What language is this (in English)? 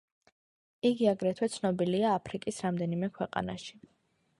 Georgian